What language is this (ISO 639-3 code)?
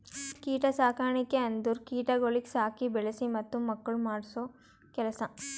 kan